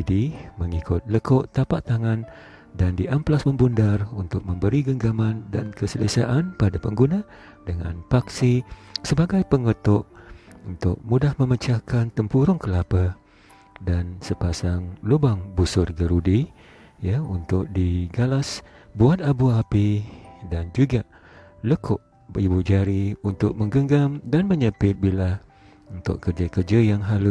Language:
Malay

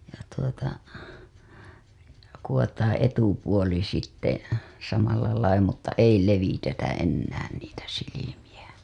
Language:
Finnish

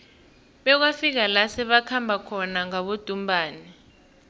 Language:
South Ndebele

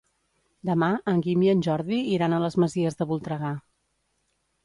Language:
Catalan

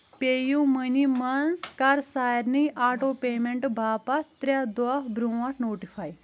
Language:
Kashmiri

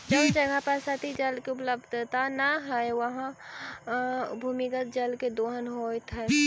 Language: Magahi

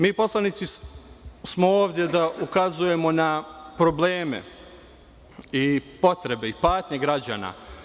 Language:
Serbian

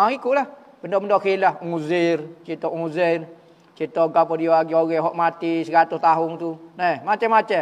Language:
Malay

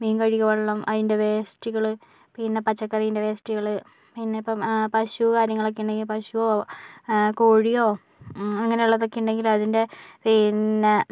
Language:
Malayalam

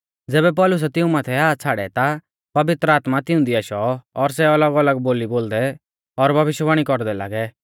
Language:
Mahasu Pahari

